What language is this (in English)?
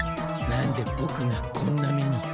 Japanese